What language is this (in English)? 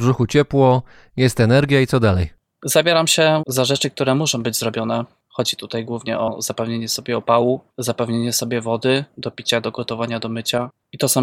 Polish